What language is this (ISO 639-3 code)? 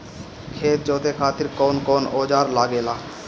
bho